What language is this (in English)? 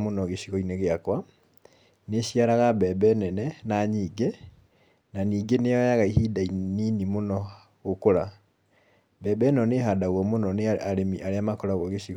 Kikuyu